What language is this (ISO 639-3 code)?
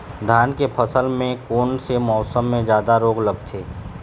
hne